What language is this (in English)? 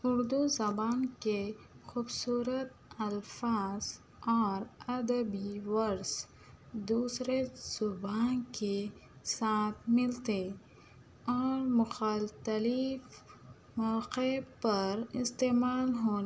Urdu